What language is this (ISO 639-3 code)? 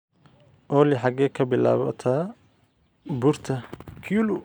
som